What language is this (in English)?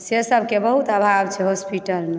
Maithili